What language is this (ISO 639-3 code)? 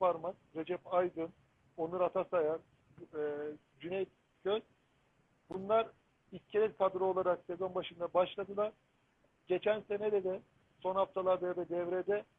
tur